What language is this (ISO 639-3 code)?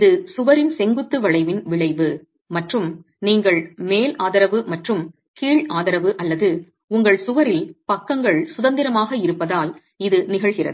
tam